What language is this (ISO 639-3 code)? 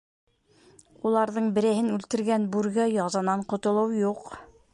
bak